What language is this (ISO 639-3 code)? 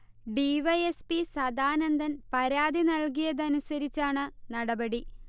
mal